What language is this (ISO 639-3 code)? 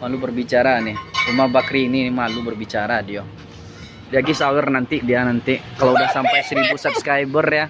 ind